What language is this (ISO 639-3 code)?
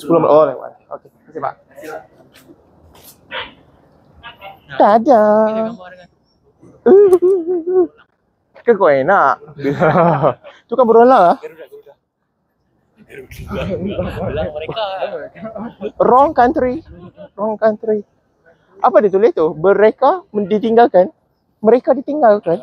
msa